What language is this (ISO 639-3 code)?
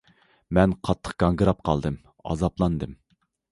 uig